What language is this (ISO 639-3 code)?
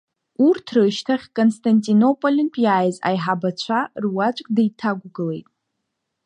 abk